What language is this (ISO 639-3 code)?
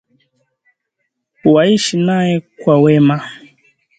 swa